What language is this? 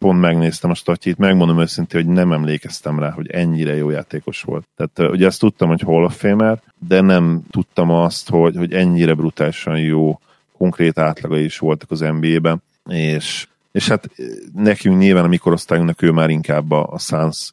Hungarian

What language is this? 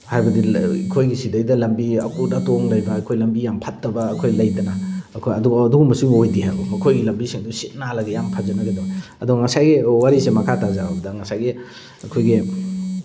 Manipuri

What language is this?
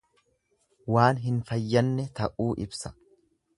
Oromo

